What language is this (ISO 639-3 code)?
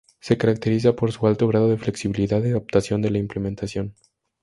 spa